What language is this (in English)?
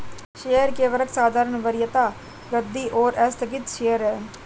Hindi